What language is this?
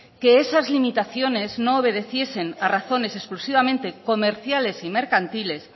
Spanish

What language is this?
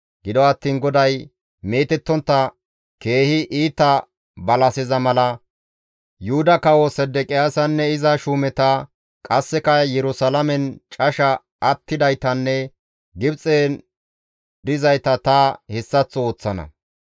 Gamo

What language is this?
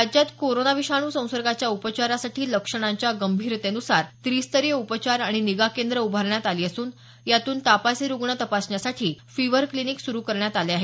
Marathi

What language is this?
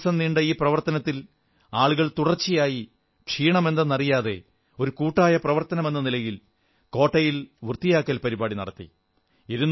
Malayalam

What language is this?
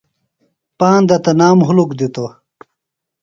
Phalura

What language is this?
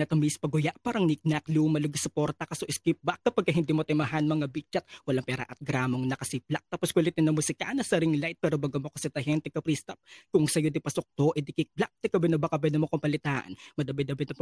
Filipino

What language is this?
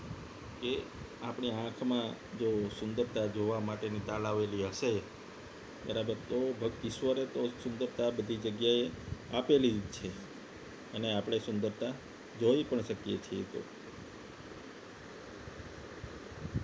Gujarati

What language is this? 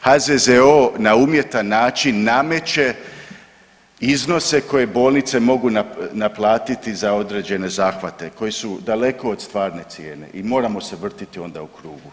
Croatian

